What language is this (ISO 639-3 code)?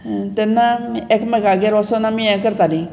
kok